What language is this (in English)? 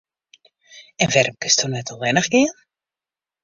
Western Frisian